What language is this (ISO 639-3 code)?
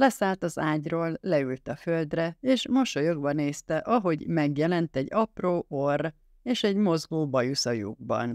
hun